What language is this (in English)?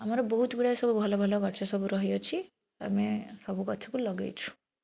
Odia